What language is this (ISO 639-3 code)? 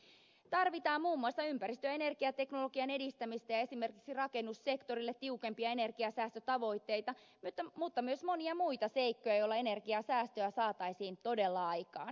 fin